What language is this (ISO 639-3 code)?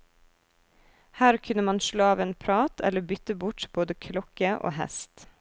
nor